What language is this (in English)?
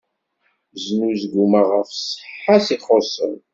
Kabyle